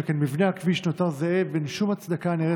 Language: Hebrew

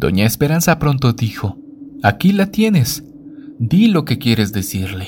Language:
Spanish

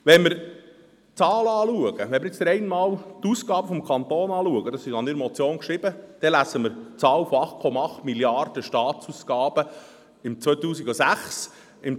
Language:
Swiss German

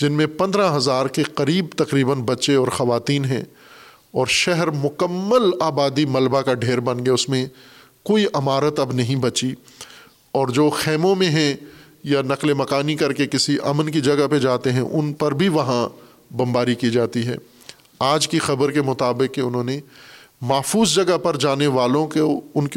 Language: Urdu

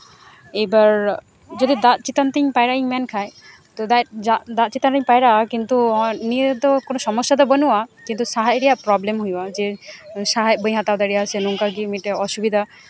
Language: Santali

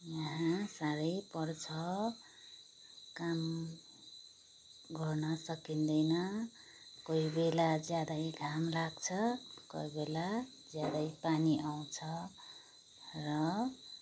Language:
Nepali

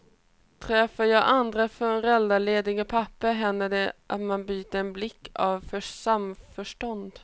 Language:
Swedish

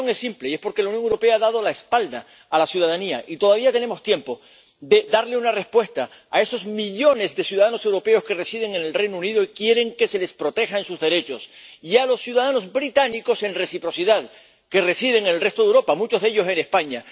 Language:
Spanish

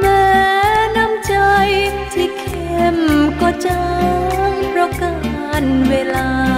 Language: Thai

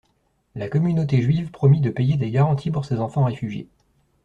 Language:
French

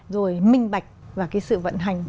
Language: Vietnamese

